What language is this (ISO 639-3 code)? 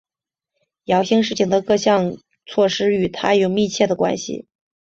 zho